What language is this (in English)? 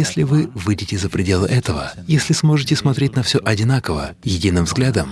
Russian